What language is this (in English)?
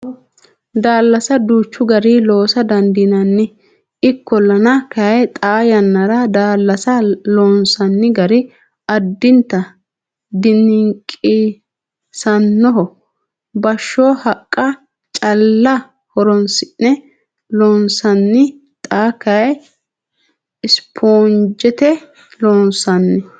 Sidamo